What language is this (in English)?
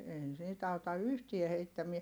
Finnish